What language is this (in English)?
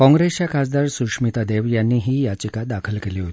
Marathi